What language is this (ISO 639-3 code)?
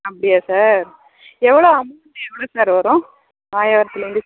tam